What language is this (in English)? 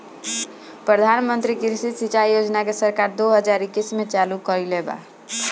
Bhojpuri